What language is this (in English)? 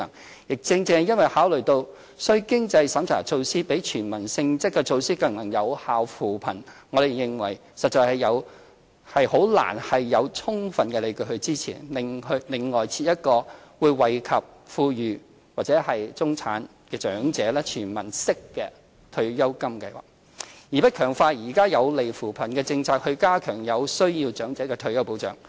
Cantonese